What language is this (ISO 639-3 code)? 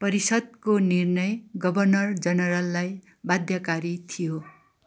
nep